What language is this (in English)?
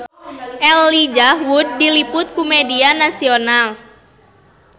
Sundanese